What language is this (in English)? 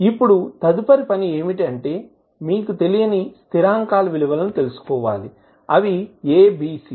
Telugu